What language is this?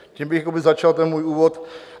Czech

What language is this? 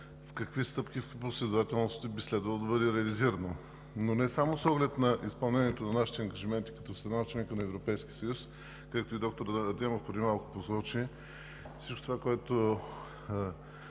Bulgarian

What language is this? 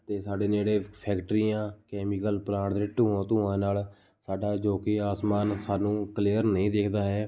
Punjabi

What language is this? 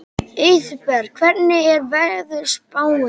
Icelandic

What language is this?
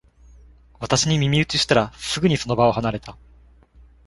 Japanese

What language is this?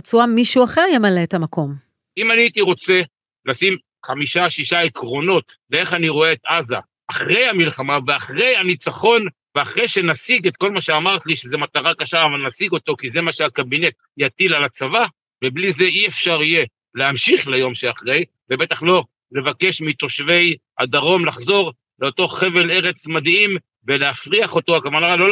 Hebrew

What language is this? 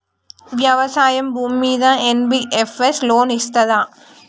Telugu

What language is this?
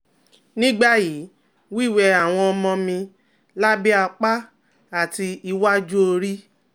Yoruba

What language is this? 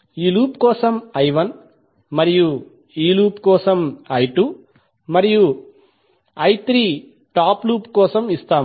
Telugu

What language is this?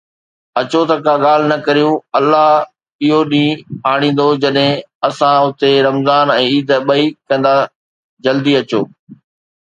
Sindhi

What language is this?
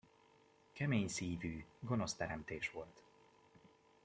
Hungarian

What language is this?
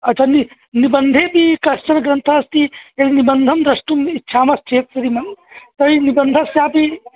Sanskrit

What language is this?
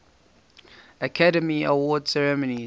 English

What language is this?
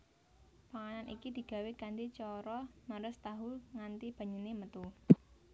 Javanese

